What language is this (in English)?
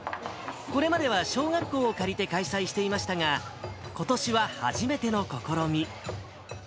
Japanese